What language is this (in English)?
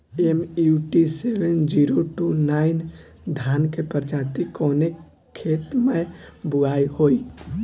Bhojpuri